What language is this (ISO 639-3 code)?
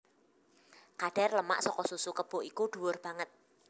jav